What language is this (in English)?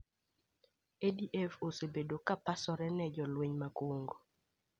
Luo (Kenya and Tanzania)